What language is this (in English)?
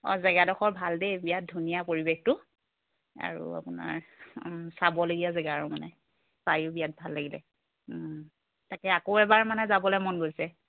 Assamese